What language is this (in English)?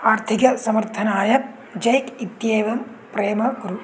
Sanskrit